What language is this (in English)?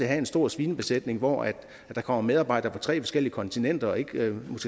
Danish